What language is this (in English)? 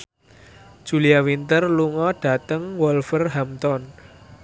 Javanese